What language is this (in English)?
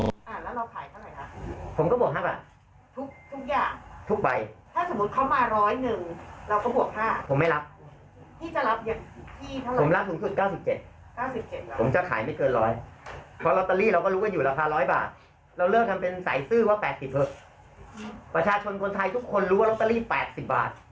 Thai